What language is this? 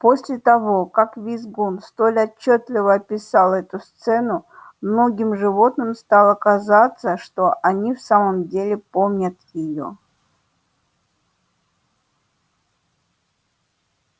Russian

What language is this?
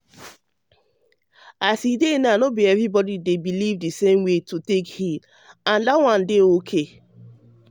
Nigerian Pidgin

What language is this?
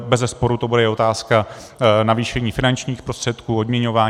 Czech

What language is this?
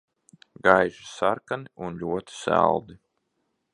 Latvian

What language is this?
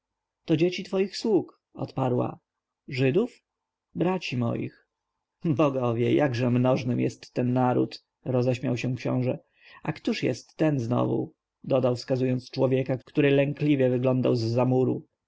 Polish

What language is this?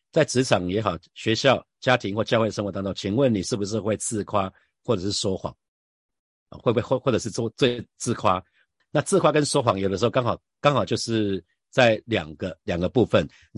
Chinese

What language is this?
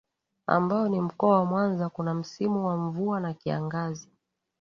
Swahili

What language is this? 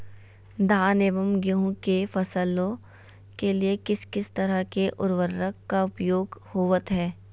Magahi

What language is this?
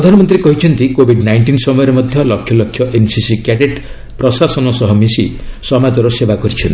Odia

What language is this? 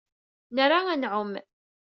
Kabyle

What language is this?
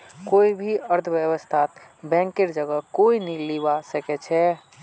Magahi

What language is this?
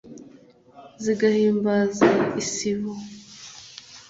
Kinyarwanda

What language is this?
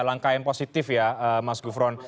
Indonesian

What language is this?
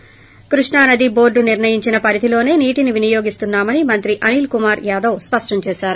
Telugu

